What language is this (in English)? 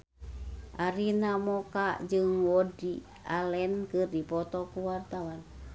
Sundanese